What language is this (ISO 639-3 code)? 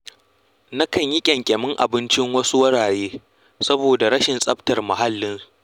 hau